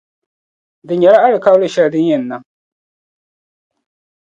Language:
Dagbani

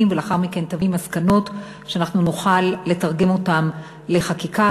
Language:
Hebrew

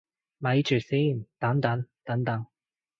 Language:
Cantonese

